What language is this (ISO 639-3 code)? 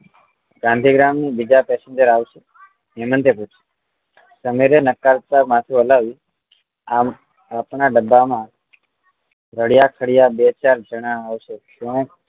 guj